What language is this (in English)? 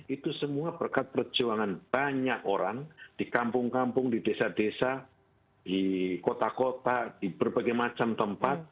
Indonesian